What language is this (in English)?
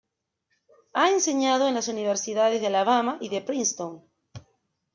Spanish